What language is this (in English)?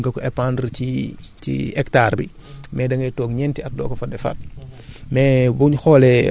Wolof